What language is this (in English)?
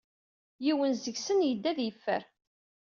Kabyle